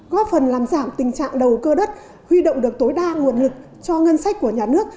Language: Vietnamese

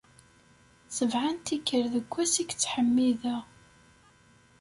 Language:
Kabyle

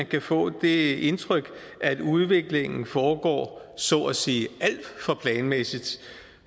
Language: Danish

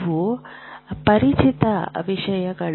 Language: Kannada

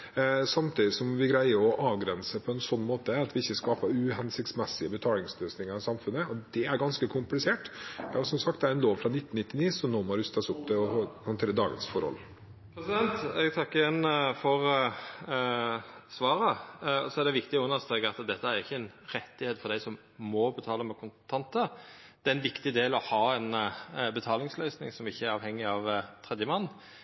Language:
Norwegian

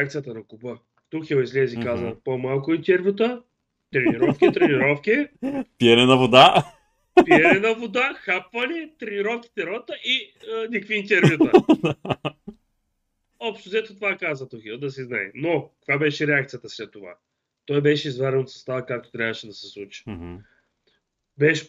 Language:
Bulgarian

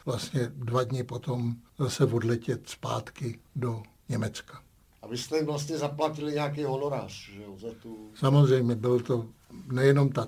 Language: Czech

